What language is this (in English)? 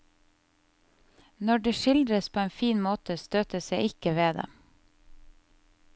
Norwegian